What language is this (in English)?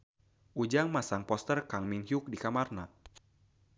Sundanese